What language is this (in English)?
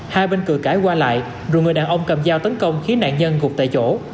Vietnamese